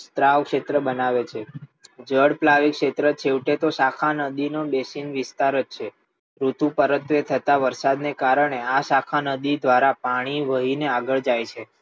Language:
Gujarati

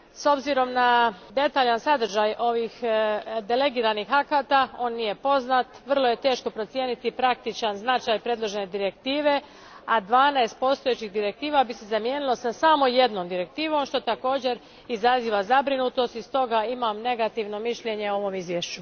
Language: Croatian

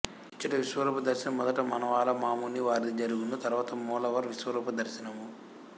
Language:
Telugu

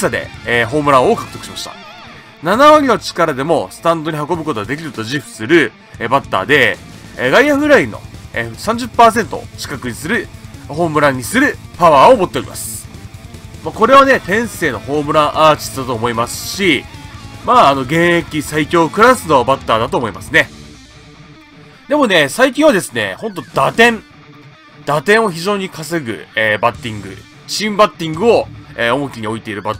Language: Japanese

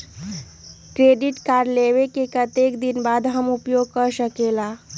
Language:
Magahi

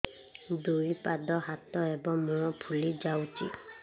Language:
Odia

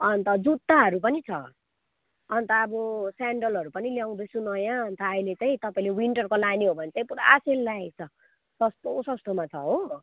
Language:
Nepali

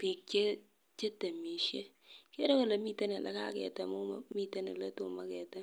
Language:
Kalenjin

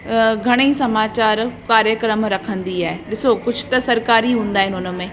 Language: Sindhi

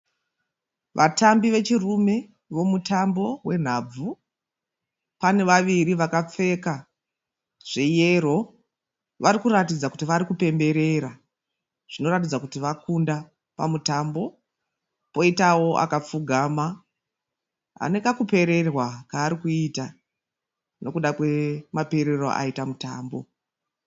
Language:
Shona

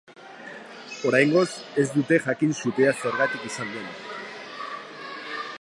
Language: Basque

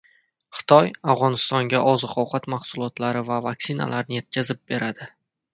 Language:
Uzbek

